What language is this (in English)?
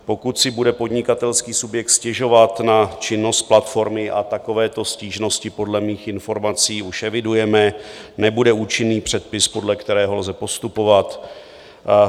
Czech